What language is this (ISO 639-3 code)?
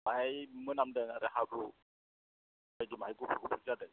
brx